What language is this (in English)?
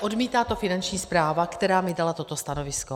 Czech